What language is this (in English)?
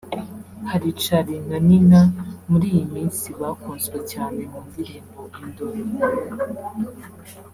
Kinyarwanda